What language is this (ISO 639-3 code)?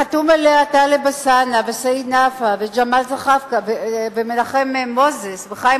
heb